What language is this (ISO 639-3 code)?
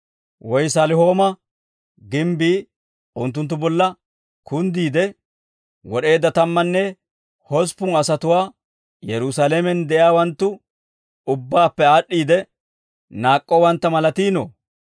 dwr